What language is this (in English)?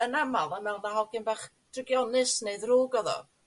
Welsh